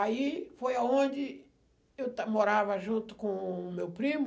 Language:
Portuguese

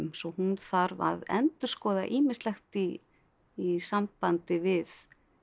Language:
Icelandic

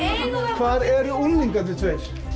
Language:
Icelandic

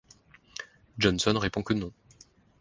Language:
French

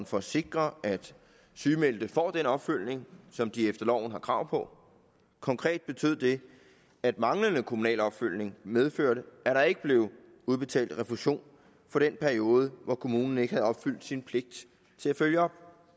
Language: Danish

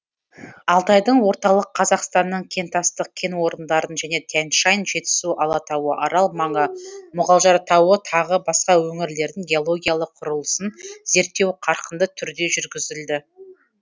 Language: Kazakh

